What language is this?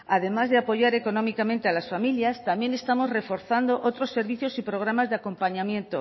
Spanish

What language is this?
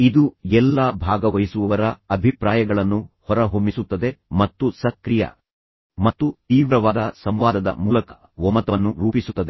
Kannada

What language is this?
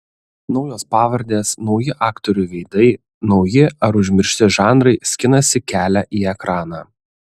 Lithuanian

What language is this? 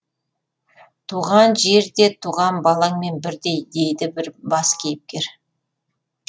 Kazakh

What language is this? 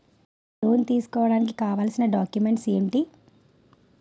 Telugu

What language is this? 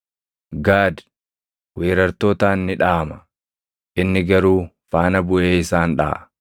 Oromo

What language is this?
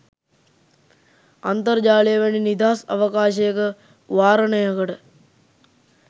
Sinhala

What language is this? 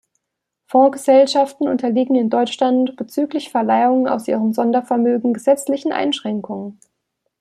German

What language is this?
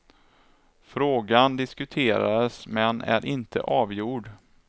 Swedish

